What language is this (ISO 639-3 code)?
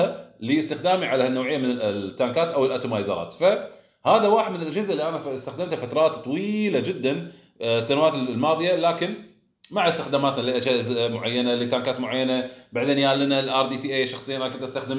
ara